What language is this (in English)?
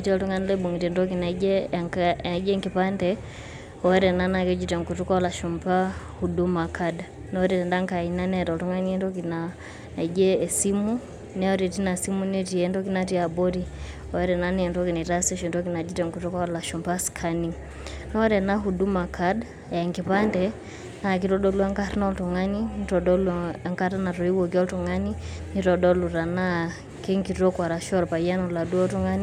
Masai